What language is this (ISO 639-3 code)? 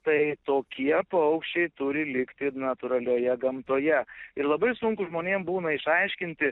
lit